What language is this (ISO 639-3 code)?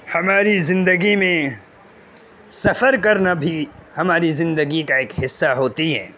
urd